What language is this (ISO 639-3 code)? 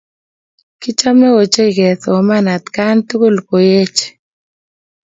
kln